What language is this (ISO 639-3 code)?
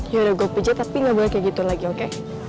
ind